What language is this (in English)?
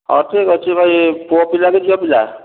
Odia